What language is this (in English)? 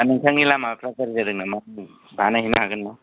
Bodo